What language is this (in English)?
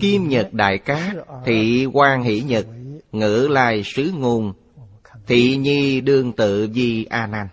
Vietnamese